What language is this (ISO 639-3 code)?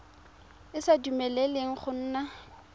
tsn